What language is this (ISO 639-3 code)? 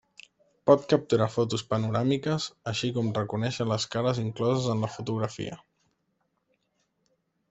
cat